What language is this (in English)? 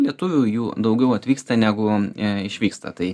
Lithuanian